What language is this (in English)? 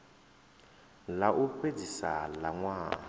Venda